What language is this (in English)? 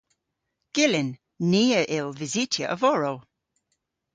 Cornish